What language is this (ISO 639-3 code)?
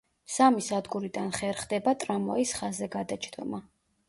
kat